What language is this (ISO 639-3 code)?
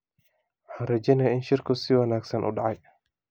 som